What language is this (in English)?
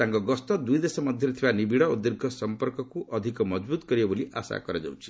Odia